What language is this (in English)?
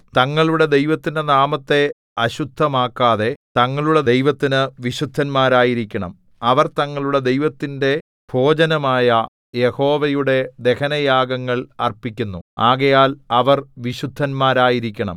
Malayalam